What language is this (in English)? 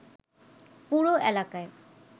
Bangla